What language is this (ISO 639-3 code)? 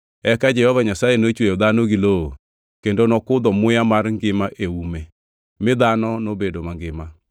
luo